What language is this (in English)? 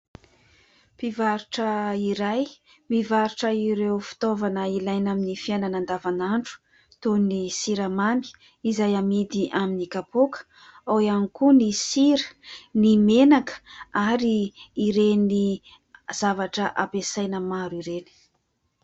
Malagasy